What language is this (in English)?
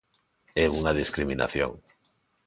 Galician